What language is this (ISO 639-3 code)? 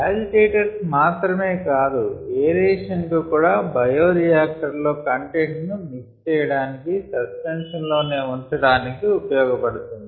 tel